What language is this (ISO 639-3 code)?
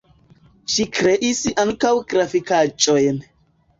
epo